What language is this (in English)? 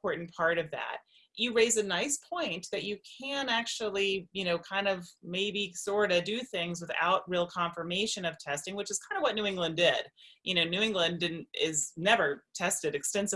English